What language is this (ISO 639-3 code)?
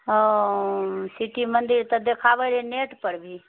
mai